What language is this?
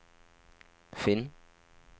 Norwegian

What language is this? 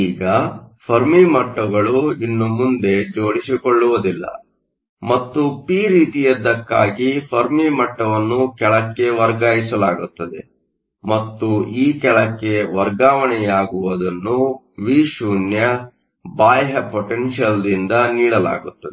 Kannada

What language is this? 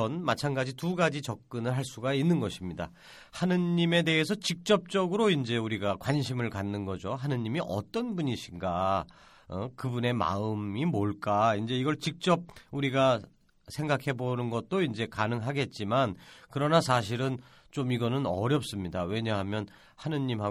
Korean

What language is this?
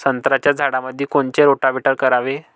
Marathi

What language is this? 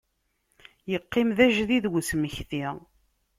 Kabyle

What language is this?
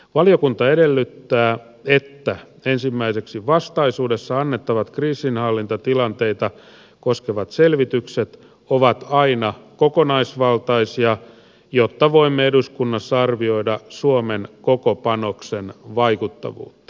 Finnish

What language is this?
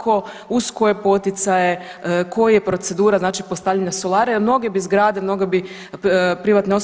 Croatian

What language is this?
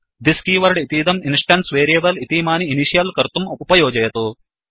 Sanskrit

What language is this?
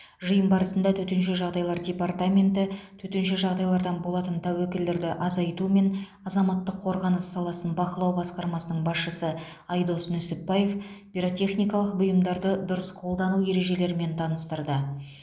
Kazakh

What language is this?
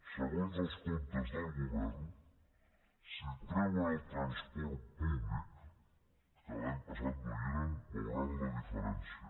Catalan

